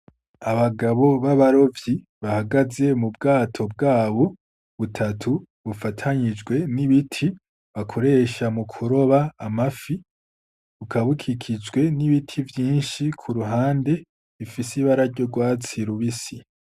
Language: Rundi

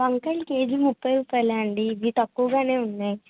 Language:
Telugu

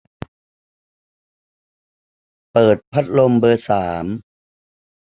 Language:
Thai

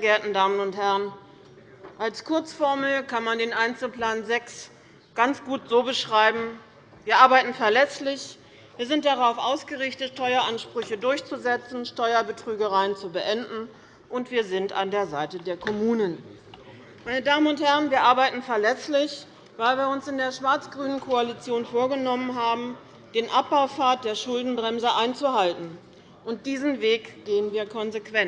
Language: German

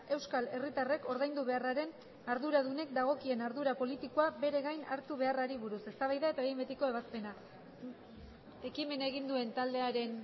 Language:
Basque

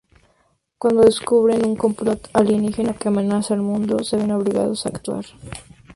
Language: Spanish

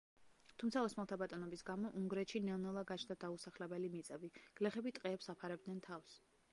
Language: Georgian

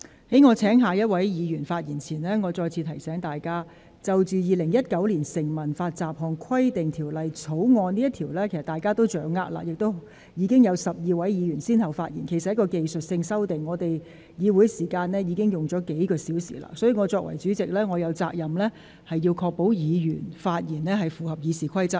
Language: Cantonese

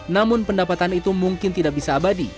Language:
Indonesian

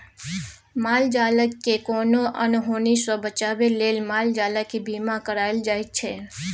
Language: Maithili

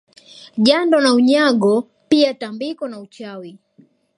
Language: Swahili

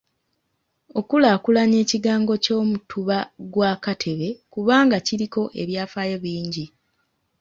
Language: Ganda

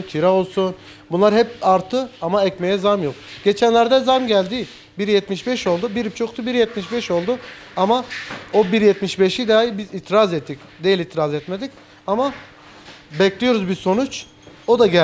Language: Turkish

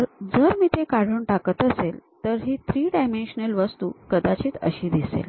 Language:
Marathi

